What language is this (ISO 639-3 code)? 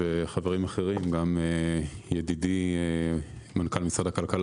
heb